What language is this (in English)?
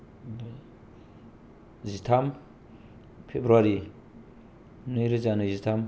Bodo